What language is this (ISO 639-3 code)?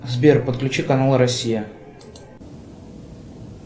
rus